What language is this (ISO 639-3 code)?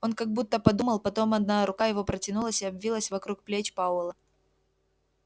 rus